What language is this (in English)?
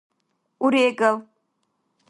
Dargwa